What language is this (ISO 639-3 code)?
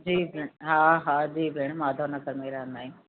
snd